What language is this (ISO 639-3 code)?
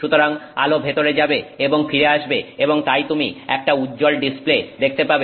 ben